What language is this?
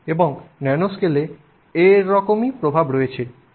Bangla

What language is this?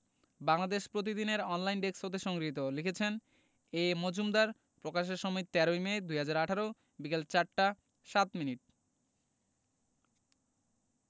Bangla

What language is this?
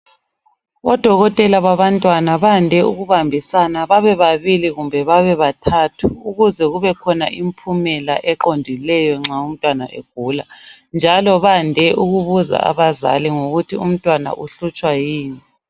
North Ndebele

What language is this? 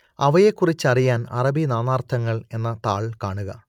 Malayalam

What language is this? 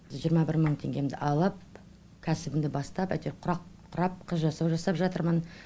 Kazakh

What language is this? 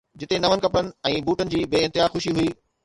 Sindhi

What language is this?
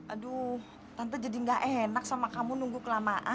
Indonesian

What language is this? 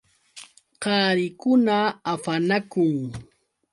Yauyos Quechua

